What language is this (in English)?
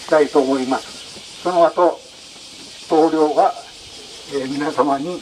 Japanese